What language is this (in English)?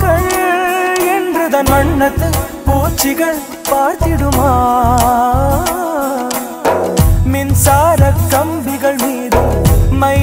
Arabic